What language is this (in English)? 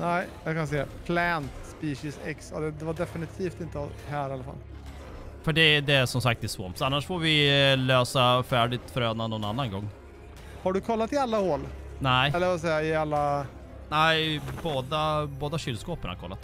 Swedish